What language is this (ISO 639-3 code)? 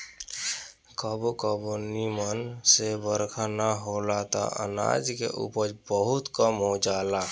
bho